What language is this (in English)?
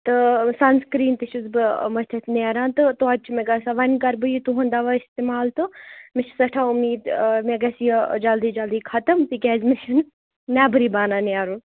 Kashmiri